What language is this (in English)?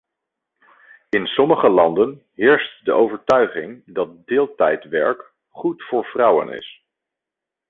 Dutch